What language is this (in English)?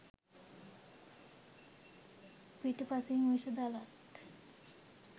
Sinhala